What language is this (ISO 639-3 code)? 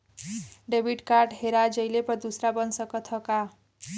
bho